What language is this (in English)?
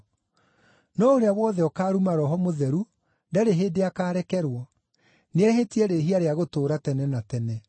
Kikuyu